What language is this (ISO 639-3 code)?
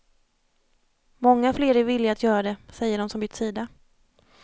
swe